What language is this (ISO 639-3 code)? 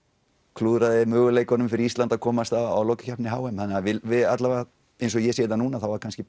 isl